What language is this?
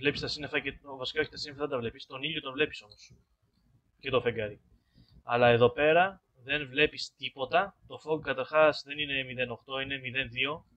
Greek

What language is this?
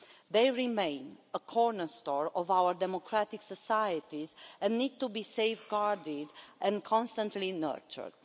English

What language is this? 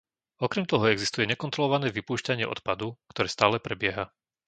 Slovak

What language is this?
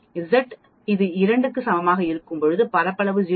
Tamil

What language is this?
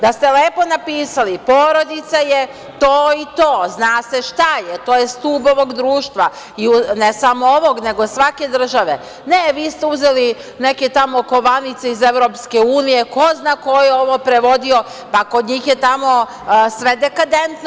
Serbian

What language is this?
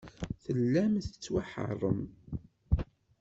Kabyle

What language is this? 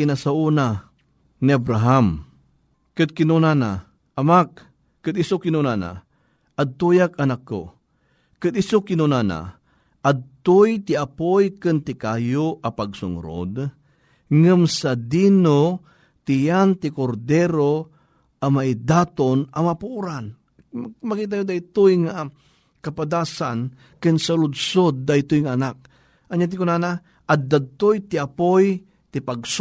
Filipino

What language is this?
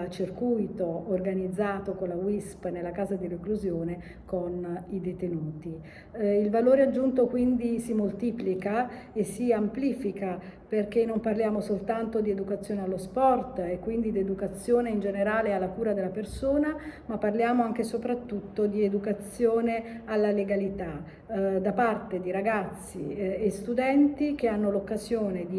Italian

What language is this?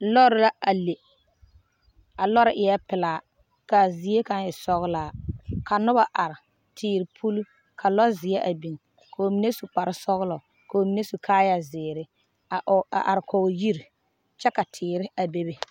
Southern Dagaare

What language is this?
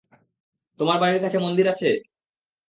Bangla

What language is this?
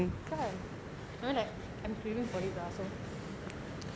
English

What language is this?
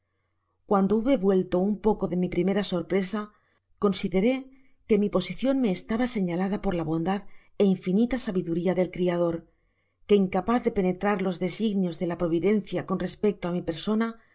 Spanish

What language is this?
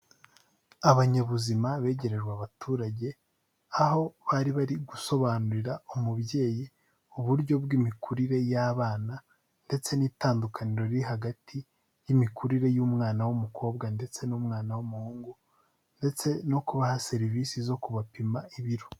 Kinyarwanda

